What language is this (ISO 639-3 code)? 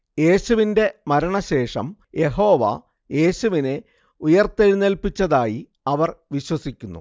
mal